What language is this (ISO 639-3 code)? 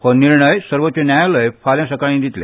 kok